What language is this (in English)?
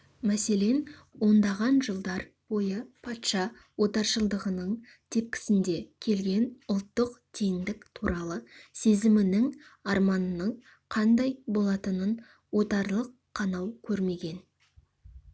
Kazakh